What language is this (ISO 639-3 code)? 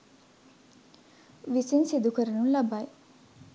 sin